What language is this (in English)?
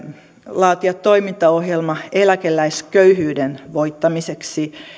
Finnish